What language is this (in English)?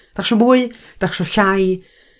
Welsh